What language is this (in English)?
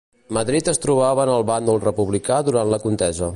Catalan